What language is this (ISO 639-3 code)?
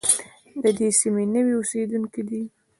pus